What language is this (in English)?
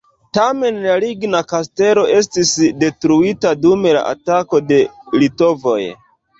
Esperanto